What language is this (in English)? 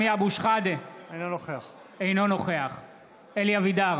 Hebrew